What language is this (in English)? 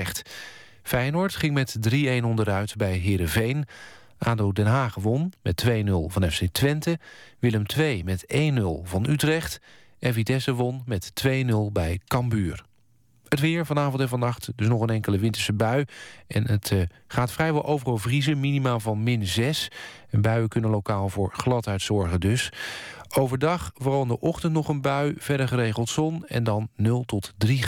Dutch